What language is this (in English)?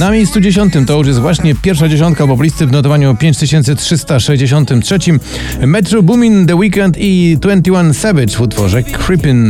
Polish